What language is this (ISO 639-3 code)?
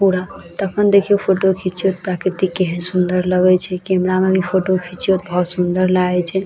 mai